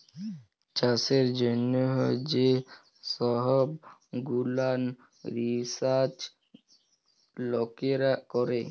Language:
Bangla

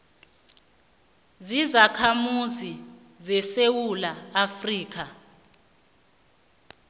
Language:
South Ndebele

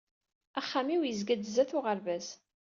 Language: Kabyle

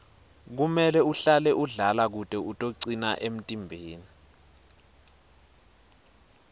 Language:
Swati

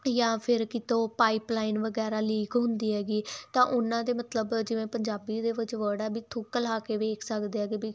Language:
Punjabi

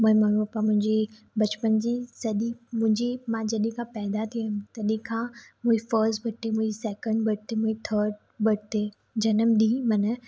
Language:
Sindhi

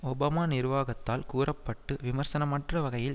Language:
Tamil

